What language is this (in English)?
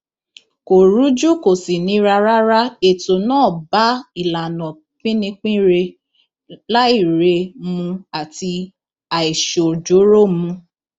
Yoruba